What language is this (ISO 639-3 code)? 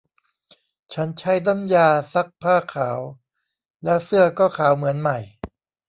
tha